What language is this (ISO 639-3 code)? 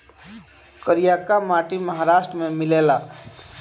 bho